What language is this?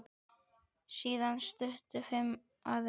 Icelandic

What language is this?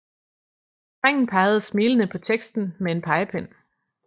Danish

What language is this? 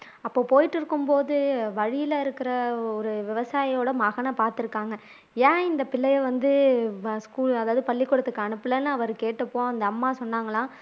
Tamil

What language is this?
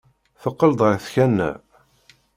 Kabyle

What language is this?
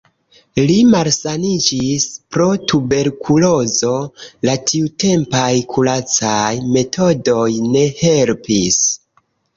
Esperanto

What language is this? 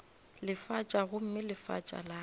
Northern Sotho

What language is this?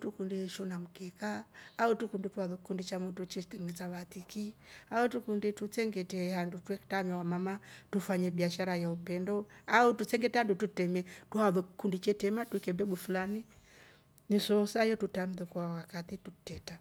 Rombo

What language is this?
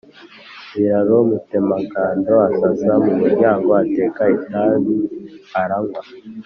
Kinyarwanda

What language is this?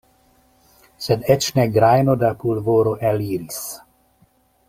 Esperanto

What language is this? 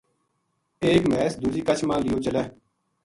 Gujari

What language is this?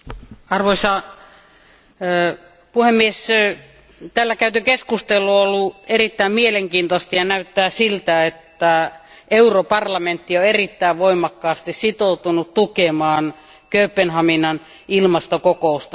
Finnish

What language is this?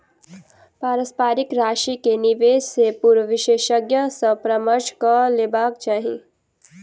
Maithili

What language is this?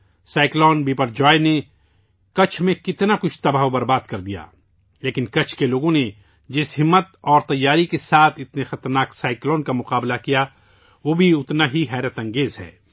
Urdu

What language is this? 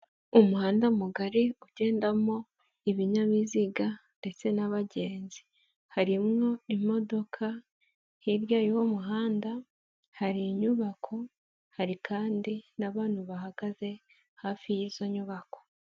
Kinyarwanda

